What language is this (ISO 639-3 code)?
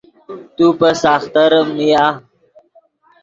ydg